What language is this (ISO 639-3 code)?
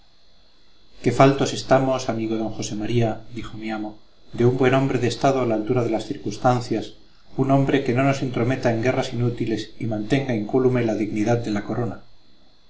spa